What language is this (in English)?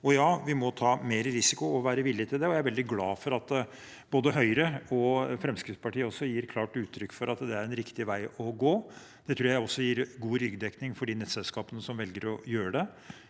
Norwegian